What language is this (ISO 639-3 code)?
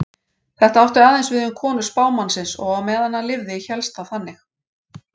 isl